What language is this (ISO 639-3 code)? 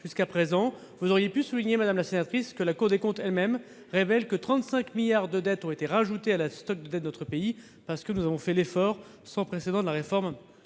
fra